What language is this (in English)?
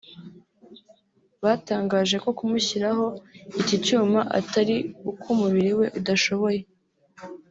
Kinyarwanda